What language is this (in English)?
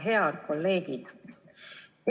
Estonian